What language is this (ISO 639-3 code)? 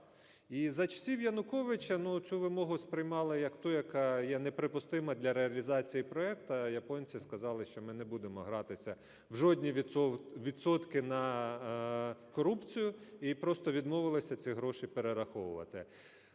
ukr